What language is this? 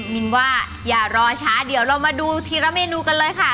Thai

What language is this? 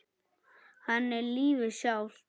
Icelandic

